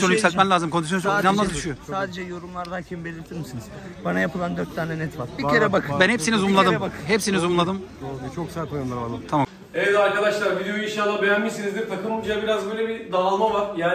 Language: Turkish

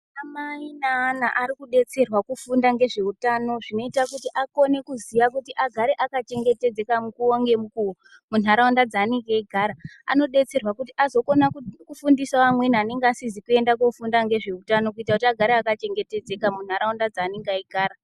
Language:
Ndau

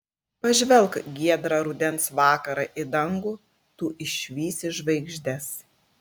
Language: Lithuanian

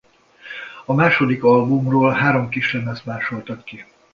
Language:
Hungarian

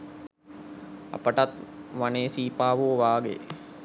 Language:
Sinhala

